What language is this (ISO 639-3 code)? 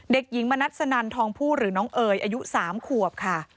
tha